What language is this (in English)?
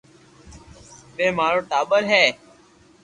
Loarki